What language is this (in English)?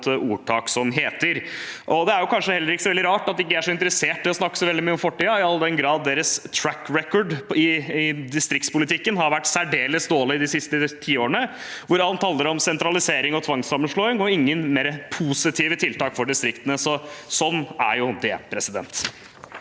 Norwegian